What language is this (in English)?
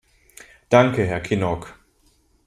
German